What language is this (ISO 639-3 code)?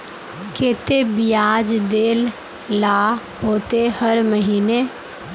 mag